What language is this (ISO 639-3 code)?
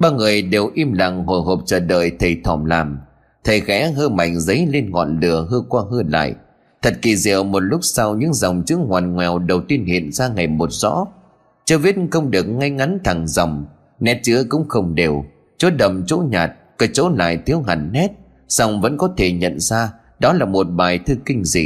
vie